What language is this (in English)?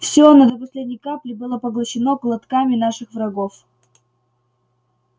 Russian